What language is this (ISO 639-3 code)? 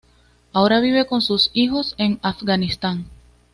spa